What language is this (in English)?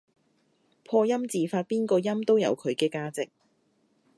Cantonese